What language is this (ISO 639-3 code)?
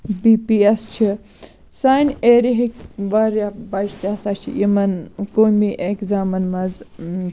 kas